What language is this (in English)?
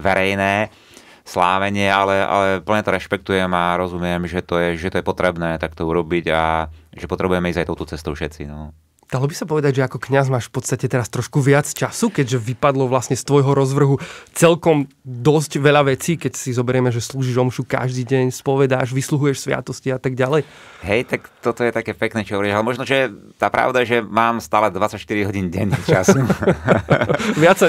Slovak